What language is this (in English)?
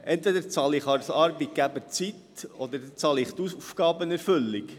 Swiss German